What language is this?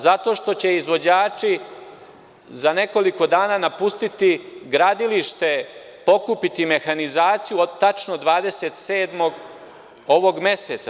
Serbian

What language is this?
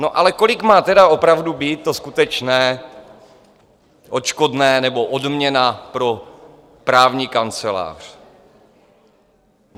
Czech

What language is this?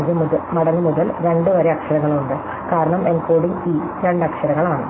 Malayalam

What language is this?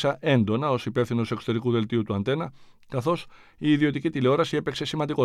Greek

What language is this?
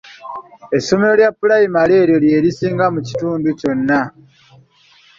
Ganda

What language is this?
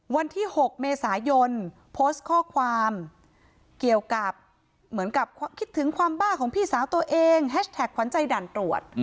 Thai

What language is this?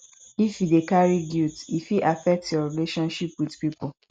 Nigerian Pidgin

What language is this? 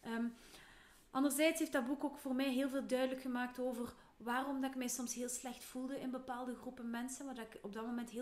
Dutch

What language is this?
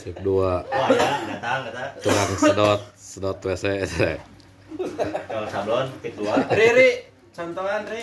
Indonesian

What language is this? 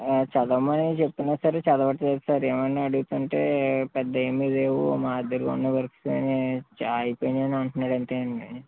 Telugu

